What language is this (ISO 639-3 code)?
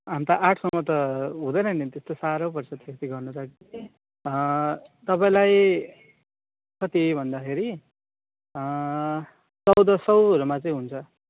nep